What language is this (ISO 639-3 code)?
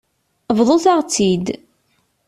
kab